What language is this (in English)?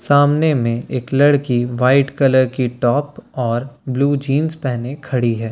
Hindi